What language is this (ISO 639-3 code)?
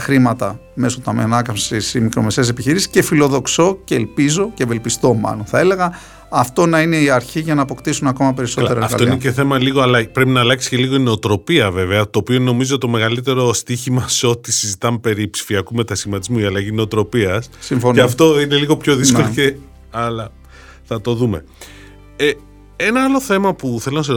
ell